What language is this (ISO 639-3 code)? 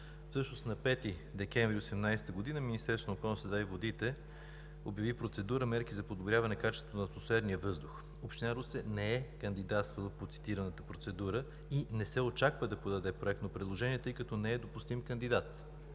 bul